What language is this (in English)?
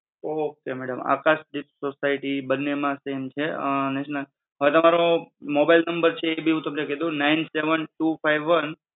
Gujarati